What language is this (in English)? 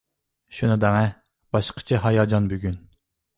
Uyghur